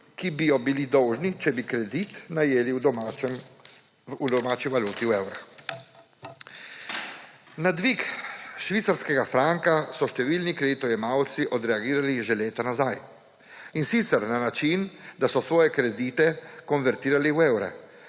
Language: Slovenian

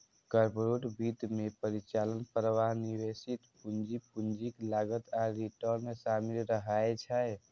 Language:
Maithili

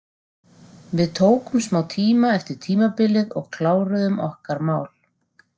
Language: Icelandic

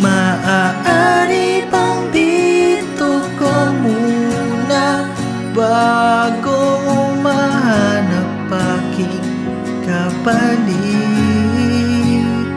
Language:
Indonesian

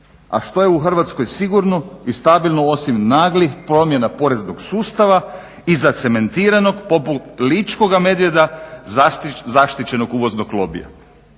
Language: Croatian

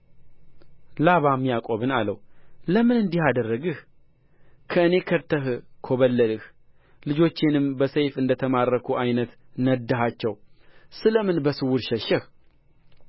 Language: Amharic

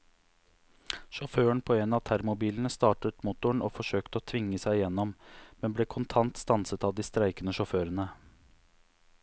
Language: Norwegian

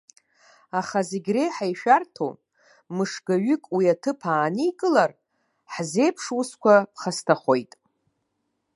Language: Abkhazian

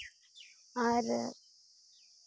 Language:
Santali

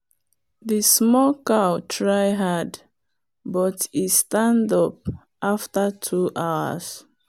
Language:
Nigerian Pidgin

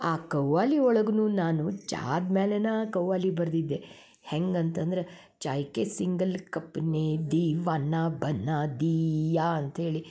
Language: Kannada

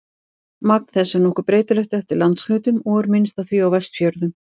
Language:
Icelandic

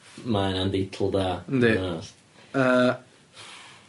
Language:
Welsh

